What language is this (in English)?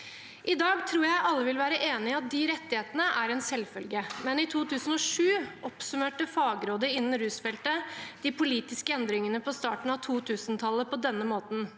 Norwegian